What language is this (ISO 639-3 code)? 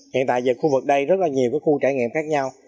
vie